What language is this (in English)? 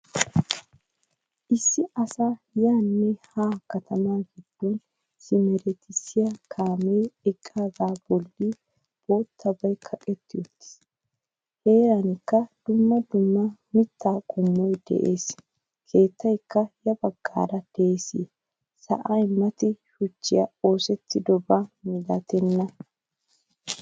Wolaytta